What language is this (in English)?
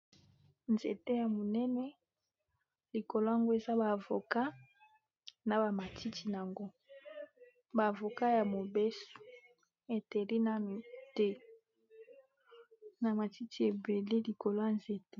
Lingala